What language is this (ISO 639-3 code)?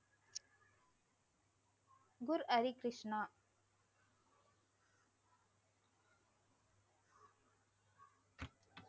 tam